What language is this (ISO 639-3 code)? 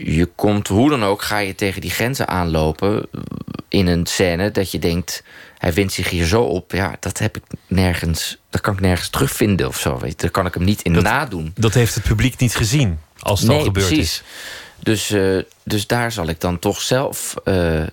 nld